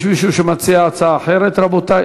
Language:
Hebrew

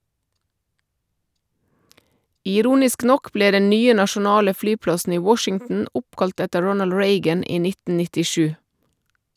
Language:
Norwegian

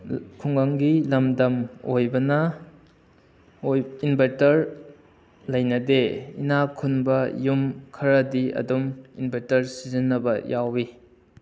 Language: Manipuri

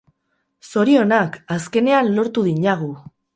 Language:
Basque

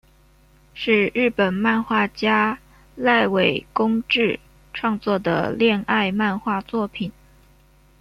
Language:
Chinese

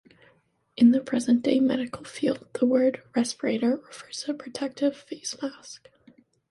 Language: English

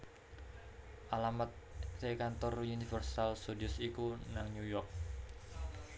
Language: Javanese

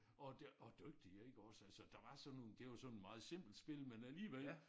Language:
Danish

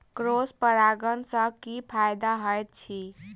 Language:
Maithili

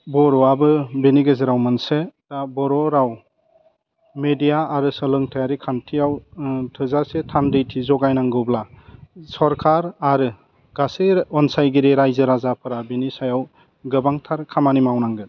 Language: Bodo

